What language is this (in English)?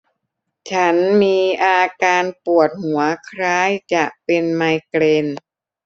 Thai